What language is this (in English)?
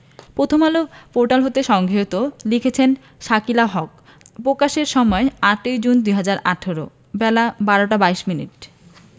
Bangla